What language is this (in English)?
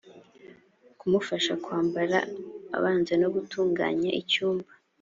Kinyarwanda